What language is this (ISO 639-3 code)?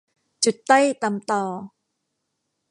tha